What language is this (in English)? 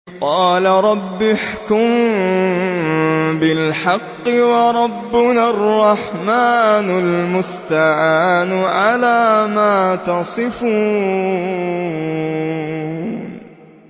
Arabic